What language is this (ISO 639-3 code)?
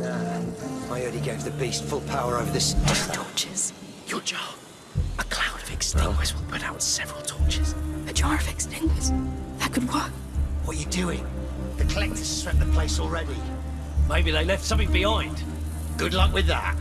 eng